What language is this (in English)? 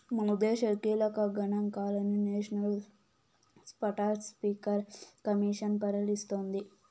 Telugu